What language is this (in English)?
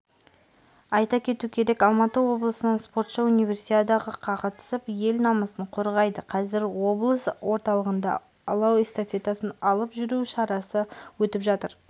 Kazakh